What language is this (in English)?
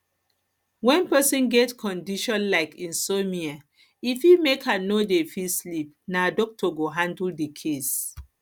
Nigerian Pidgin